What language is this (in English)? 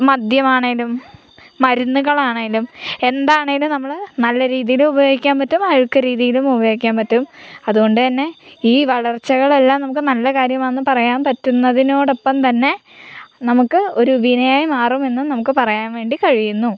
Malayalam